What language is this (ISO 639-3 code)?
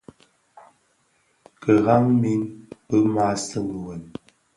ksf